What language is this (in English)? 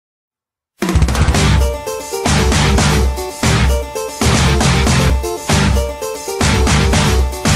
Romanian